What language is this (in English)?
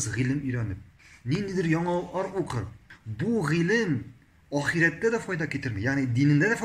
Turkish